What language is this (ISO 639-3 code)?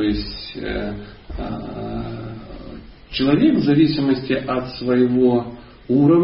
rus